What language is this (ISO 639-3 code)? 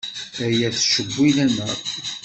kab